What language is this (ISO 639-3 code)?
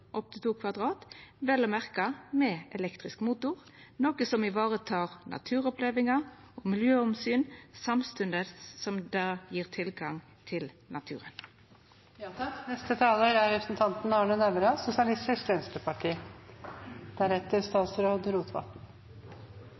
nno